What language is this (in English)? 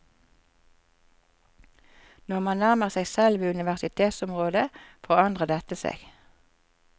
Norwegian